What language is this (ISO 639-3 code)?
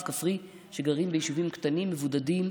heb